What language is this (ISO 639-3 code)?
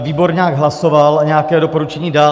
ces